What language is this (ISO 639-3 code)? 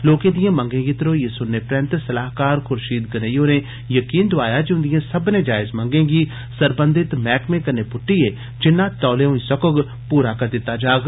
doi